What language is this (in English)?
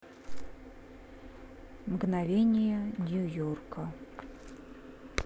Russian